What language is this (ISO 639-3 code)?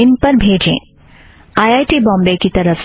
hin